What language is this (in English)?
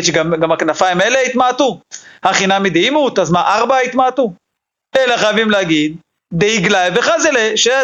Hebrew